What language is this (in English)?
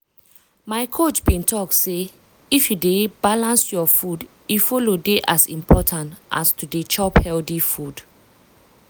Nigerian Pidgin